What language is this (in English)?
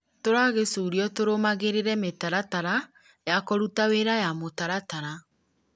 Kikuyu